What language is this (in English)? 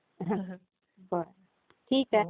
Marathi